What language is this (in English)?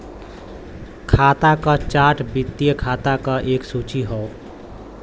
Bhojpuri